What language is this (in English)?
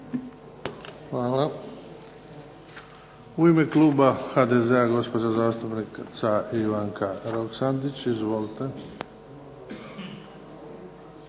Croatian